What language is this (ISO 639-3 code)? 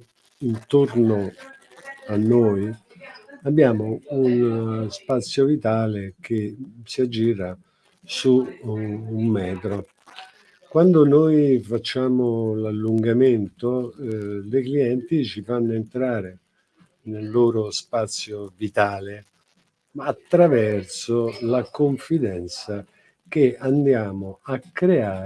ita